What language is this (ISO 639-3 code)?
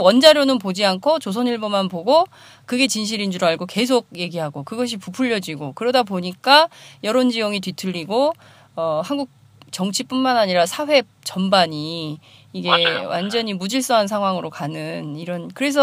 kor